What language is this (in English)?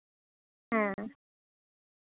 Santali